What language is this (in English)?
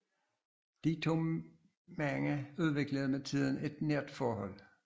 Danish